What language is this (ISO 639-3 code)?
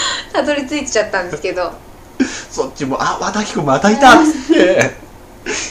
jpn